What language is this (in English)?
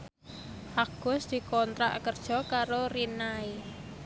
Javanese